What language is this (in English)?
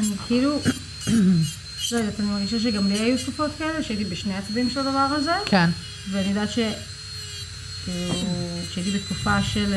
Hebrew